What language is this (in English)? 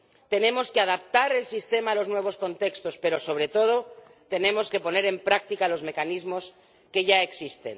Spanish